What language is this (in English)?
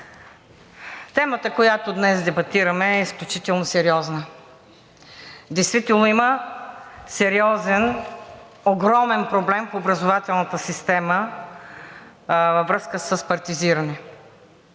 Bulgarian